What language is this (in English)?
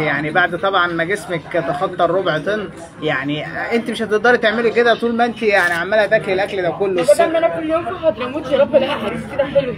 Arabic